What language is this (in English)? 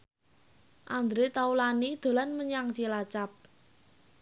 Javanese